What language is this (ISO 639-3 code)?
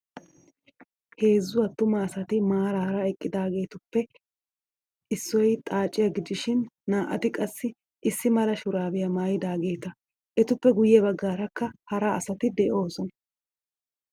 wal